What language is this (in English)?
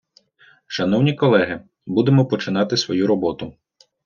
Ukrainian